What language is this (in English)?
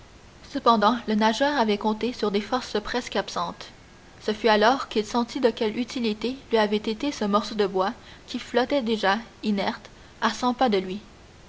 French